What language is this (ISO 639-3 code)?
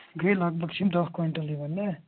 kas